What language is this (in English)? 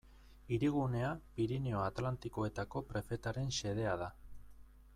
Basque